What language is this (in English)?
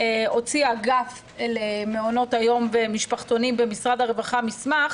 Hebrew